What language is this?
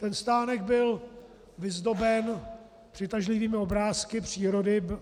Czech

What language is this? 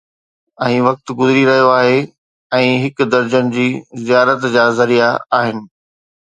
Sindhi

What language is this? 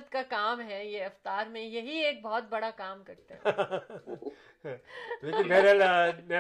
Urdu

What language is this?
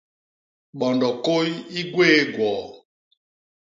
Basaa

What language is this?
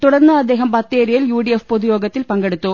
Malayalam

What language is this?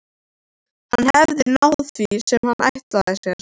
Icelandic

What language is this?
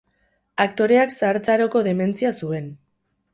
Basque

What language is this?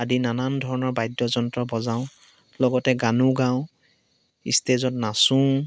Assamese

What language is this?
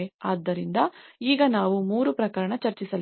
Kannada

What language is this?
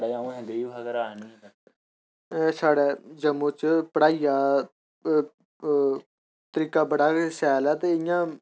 Dogri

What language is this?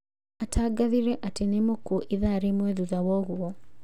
Kikuyu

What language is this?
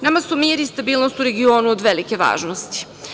Serbian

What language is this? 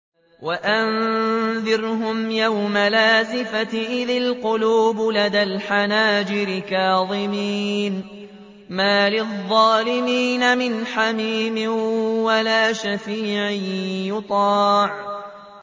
Arabic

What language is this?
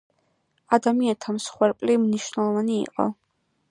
Georgian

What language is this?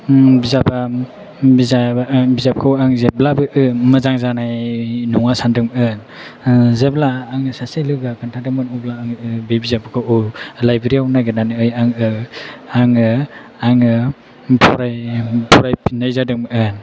Bodo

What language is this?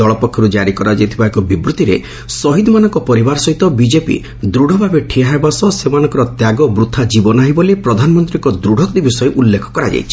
Odia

